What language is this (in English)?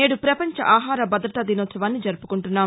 Telugu